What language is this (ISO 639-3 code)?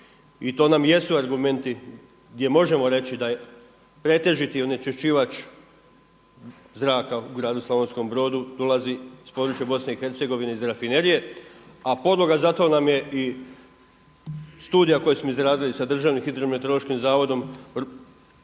hrv